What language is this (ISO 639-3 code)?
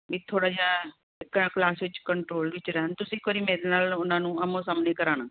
pan